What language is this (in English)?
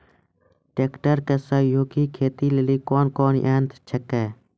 Maithili